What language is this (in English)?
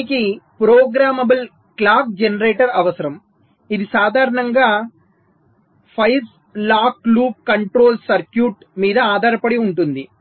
Telugu